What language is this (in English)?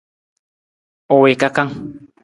Nawdm